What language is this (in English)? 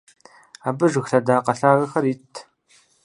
Kabardian